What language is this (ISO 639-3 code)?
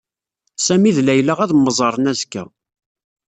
kab